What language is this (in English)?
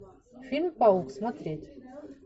Russian